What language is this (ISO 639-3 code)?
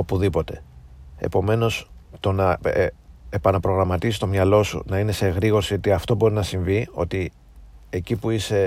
ell